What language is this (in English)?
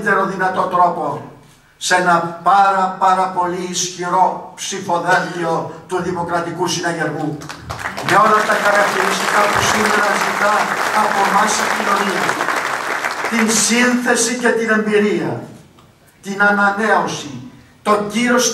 Greek